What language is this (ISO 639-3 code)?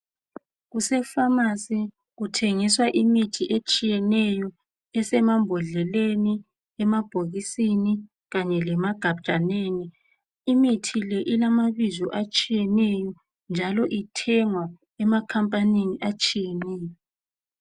nde